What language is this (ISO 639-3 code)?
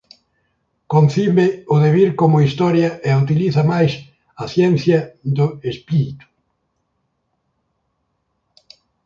glg